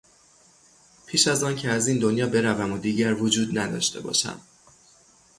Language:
Persian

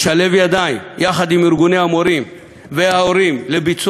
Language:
Hebrew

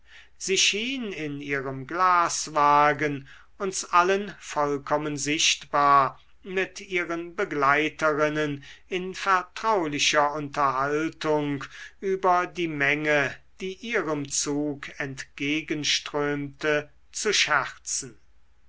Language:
German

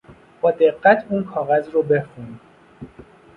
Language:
Persian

